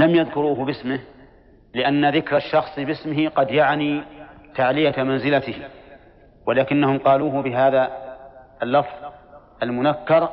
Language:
Arabic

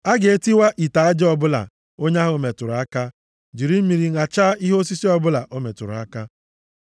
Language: Igbo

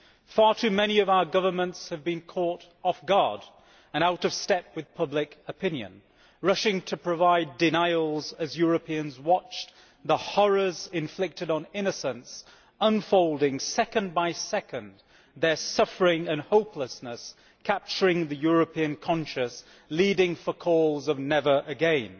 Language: English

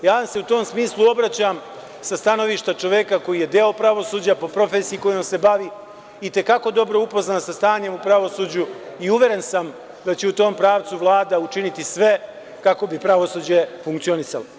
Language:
Serbian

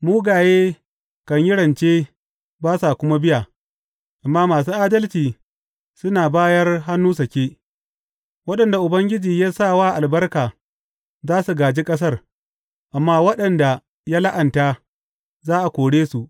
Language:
Hausa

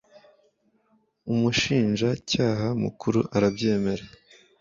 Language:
Kinyarwanda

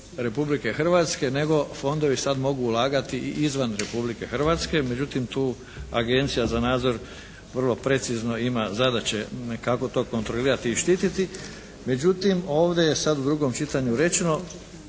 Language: Croatian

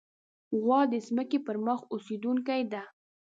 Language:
Pashto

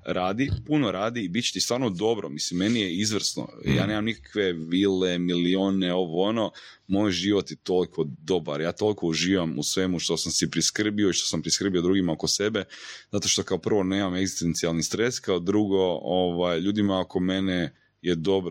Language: Croatian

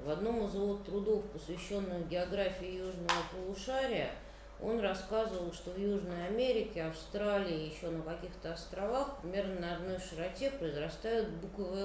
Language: Russian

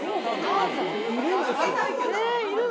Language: Japanese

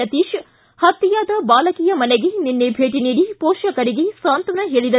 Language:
Kannada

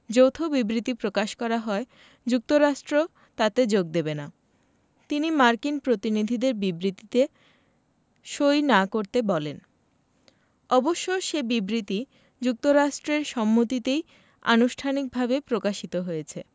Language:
Bangla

